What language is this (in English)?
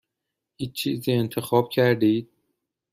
Persian